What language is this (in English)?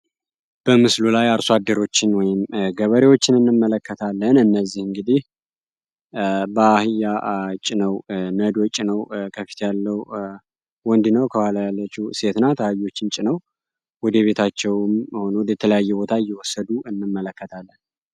Amharic